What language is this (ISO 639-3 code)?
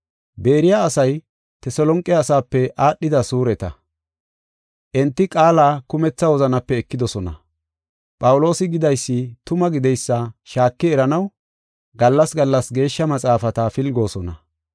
gof